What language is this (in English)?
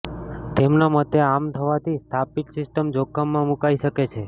Gujarati